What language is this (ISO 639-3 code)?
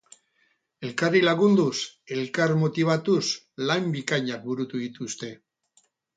eus